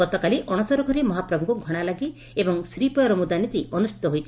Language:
Odia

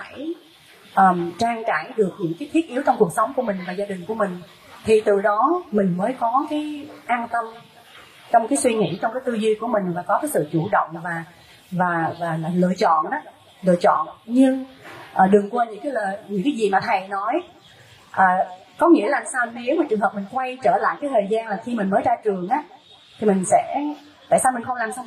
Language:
Vietnamese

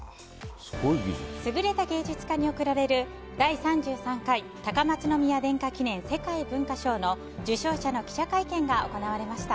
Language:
Japanese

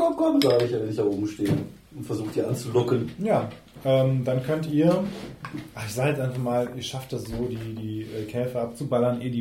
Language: German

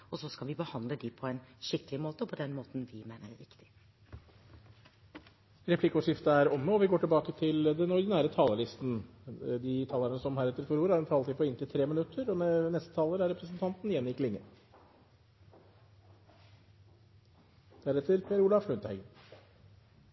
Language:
Norwegian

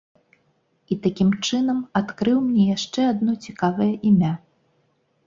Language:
Belarusian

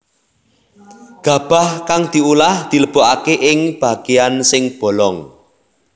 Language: Javanese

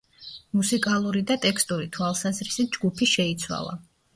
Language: Georgian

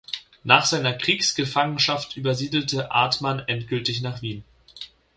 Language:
German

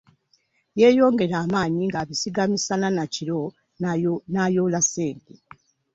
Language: Ganda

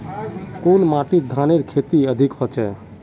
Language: Magahi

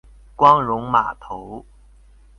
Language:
Chinese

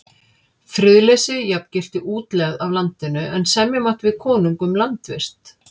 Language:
Icelandic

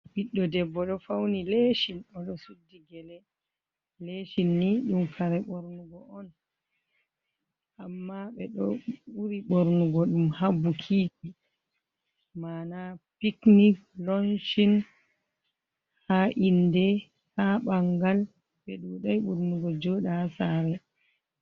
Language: Fula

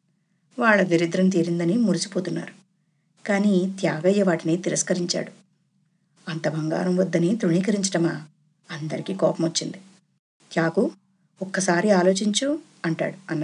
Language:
Telugu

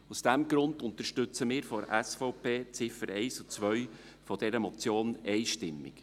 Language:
Swiss German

